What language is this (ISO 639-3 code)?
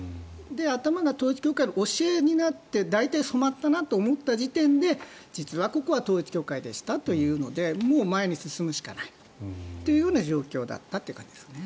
jpn